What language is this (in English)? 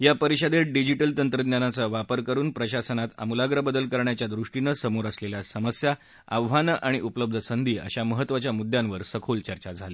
Marathi